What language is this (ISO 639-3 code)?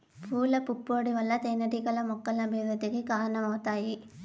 tel